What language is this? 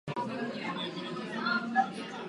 Czech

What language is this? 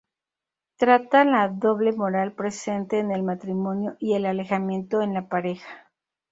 Spanish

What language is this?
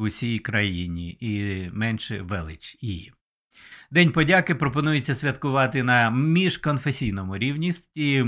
Ukrainian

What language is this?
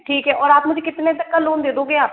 Hindi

